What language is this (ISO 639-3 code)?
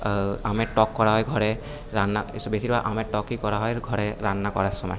ben